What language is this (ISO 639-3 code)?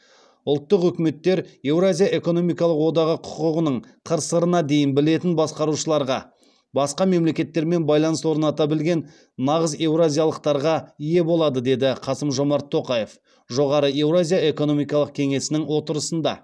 kaz